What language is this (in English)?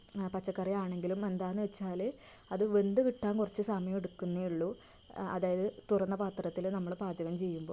Malayalam